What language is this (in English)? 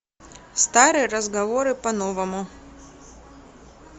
Russian